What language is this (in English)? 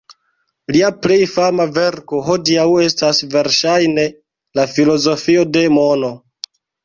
Esperanto